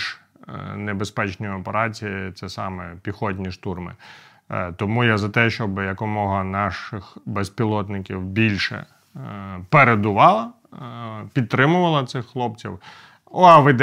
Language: Ukrainian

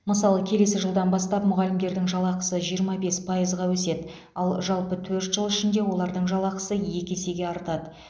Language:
Kazakh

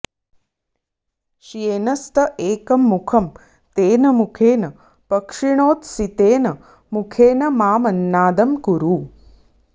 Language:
Sanskrit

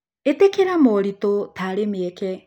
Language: Kikuyu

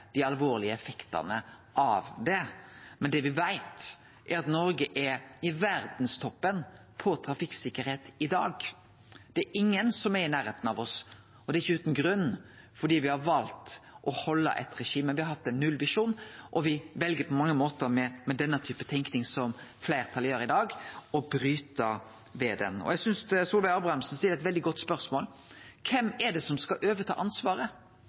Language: Norwegian Nynorsk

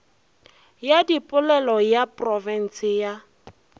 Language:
Northern Sotho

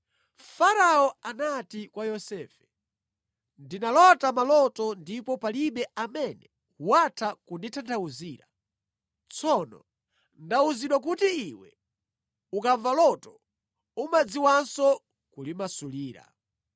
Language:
Nyanja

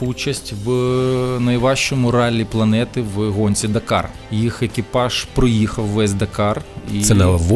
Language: Ukrainian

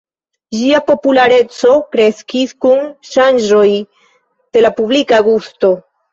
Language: Esperanto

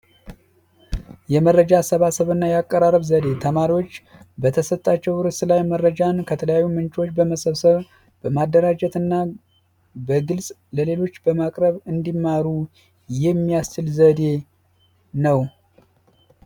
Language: Amharic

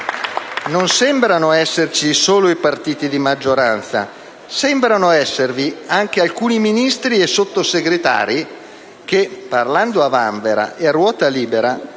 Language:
Italian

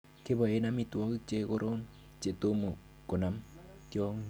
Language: Kalenjin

